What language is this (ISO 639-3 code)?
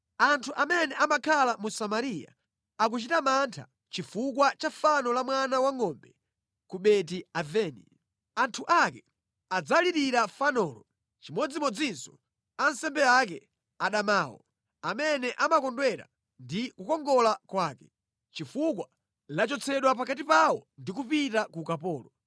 nya